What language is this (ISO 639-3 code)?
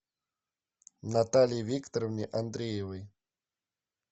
rus